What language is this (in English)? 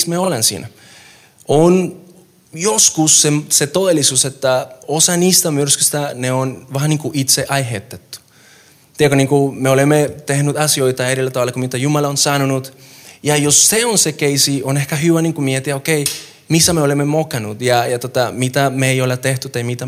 Finnish